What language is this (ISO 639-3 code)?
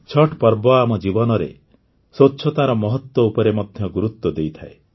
ori